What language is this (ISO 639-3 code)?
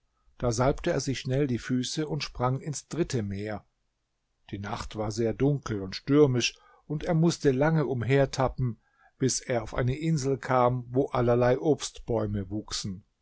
deu